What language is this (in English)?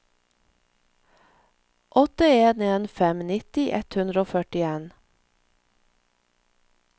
Norwegian